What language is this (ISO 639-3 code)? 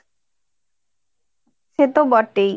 ben